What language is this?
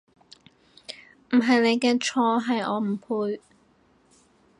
Cantonese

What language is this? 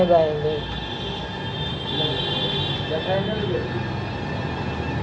Maithili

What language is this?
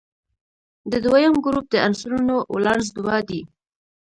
Pashto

